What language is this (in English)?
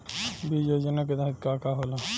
Bhojpuri